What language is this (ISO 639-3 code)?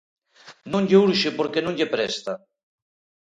glg